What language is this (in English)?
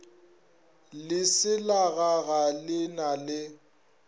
Northern Sotho